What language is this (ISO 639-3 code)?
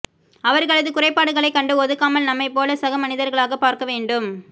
tam